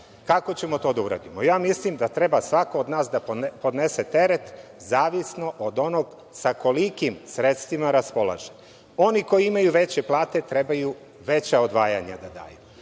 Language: Serbian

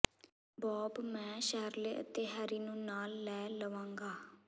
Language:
Punjabi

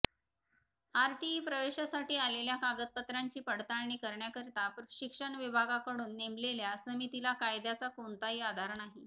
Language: Marathi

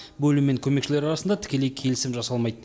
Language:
Kazakh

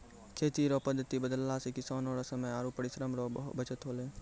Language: Maithili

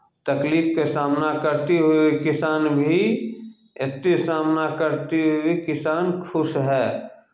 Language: Maithili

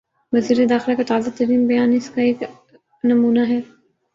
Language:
Urdu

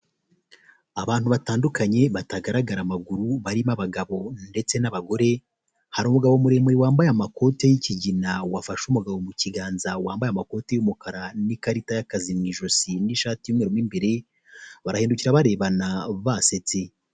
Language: Kinyarwanda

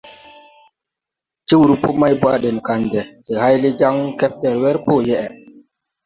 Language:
Tupuri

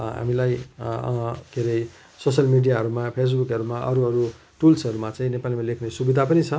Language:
Nepali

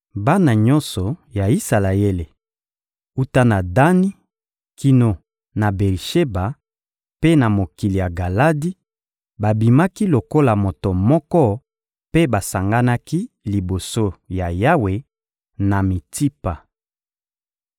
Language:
Lingala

